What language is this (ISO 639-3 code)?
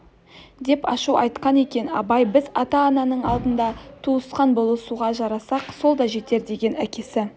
kaz